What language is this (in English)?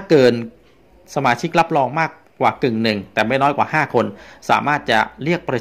Thai